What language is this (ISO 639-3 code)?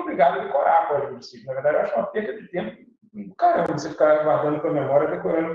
por